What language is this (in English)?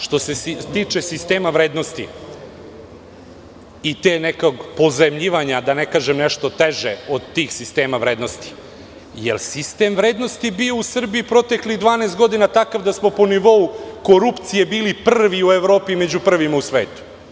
Serbian